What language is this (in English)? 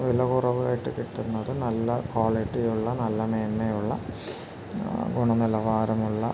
Malayalam